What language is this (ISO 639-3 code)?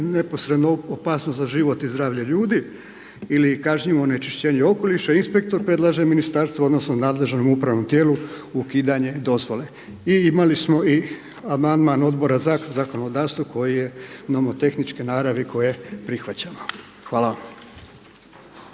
hrv